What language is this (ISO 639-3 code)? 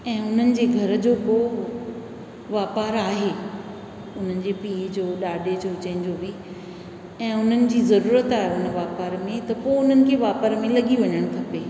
snd